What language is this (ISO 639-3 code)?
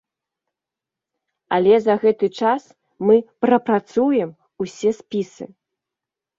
bel